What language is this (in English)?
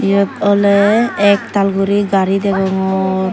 Chakma